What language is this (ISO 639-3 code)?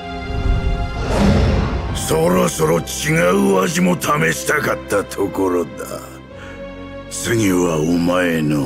jpn